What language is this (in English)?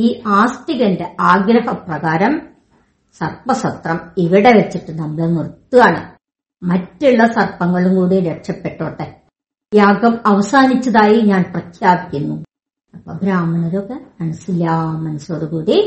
Malayalam